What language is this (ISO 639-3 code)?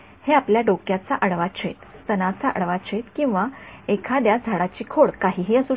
mar